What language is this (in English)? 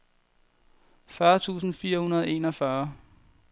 Danish